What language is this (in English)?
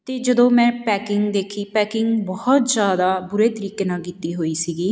Punjabi